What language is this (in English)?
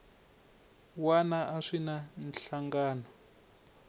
Tsonga